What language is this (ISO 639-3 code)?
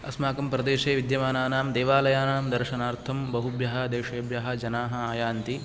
san